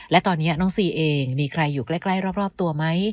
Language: Thai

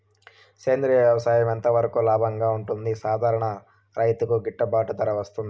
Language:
Telugu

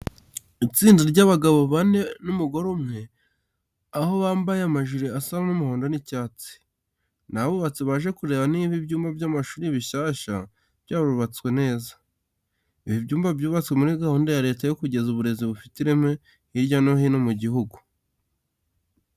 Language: Kinyarwanda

